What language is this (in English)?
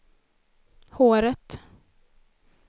Swedish